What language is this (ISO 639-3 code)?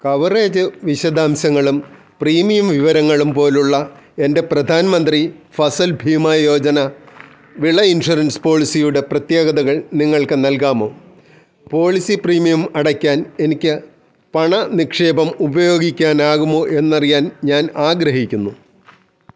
mal